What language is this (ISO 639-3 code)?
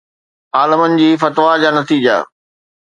snd